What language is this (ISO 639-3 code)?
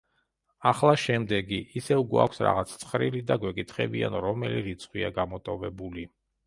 kat